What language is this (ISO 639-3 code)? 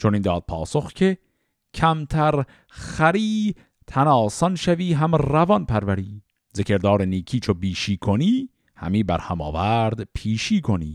fas